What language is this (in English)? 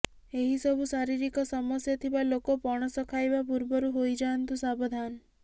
Odia